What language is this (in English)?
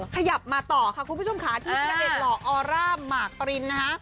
Thai